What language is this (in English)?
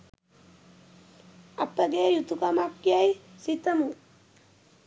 Sinhala